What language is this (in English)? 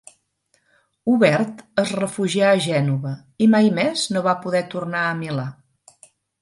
Catalan